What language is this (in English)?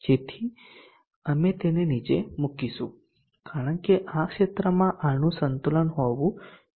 Gujarati